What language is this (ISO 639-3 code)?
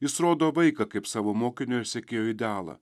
lit